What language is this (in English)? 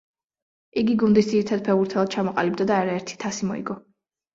Georgian